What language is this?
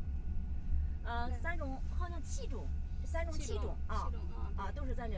Chinese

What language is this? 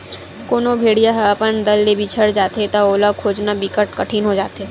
Chhattisgarhi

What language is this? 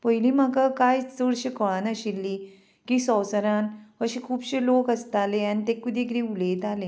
Konkani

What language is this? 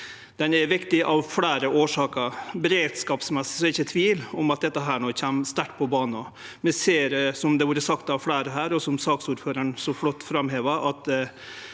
Norwegian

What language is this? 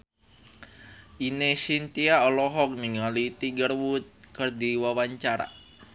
Sundanese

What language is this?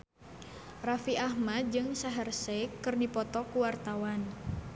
Sundanese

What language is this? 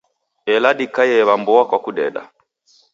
Taita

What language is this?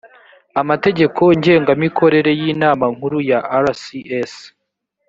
Kinyarwanda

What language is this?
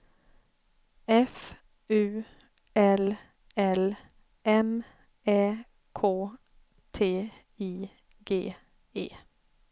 Swedish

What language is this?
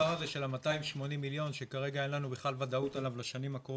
Hebrew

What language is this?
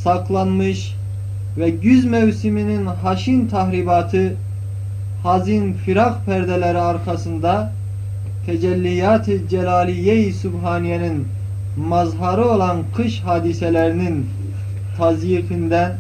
Turkish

